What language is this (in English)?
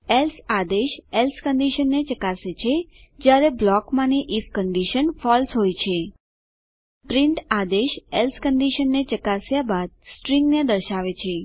Gujarati